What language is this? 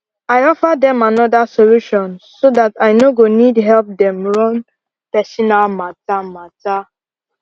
Nigerian Pidgin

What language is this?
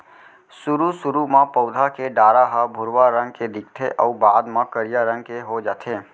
Chhattisgarhi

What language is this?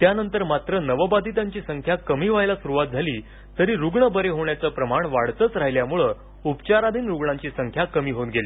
Marathi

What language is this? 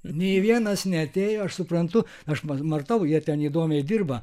Lithuanian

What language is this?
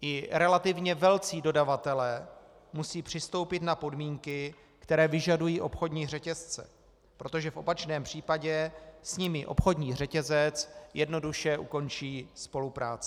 Czech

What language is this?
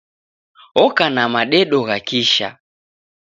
Taita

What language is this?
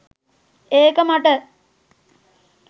Sinhala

